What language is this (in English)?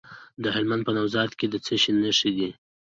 Pashto